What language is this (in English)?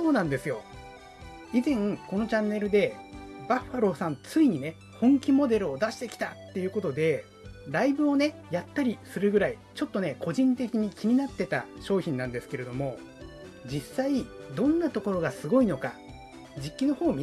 Japanese